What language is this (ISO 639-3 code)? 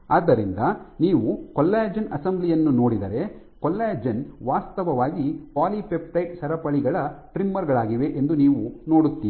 kan